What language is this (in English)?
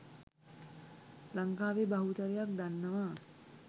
Sinhala